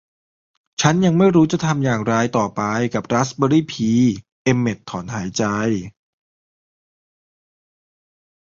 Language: Thai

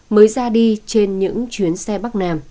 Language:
Vietnamese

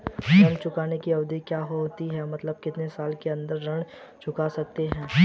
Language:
Hindi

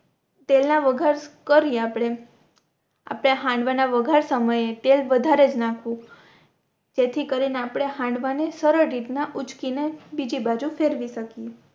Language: Gujarati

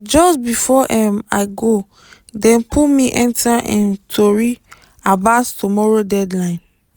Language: Nigerian Pidgin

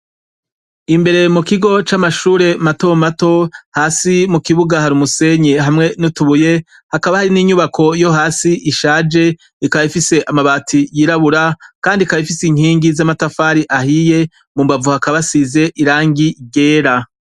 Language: Rundi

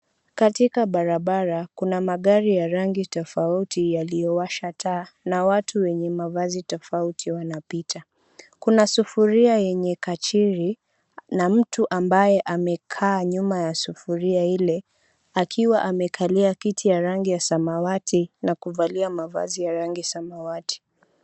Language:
Swahili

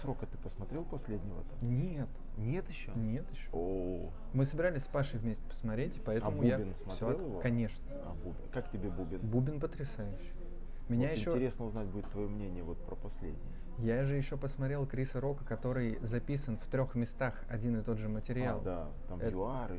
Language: Russian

